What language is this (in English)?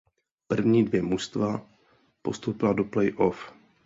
Czech